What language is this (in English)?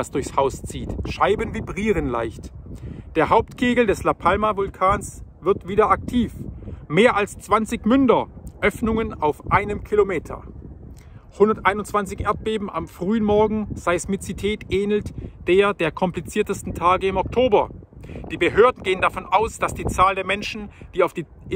German